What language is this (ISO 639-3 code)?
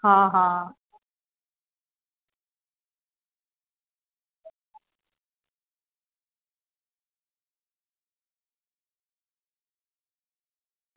guj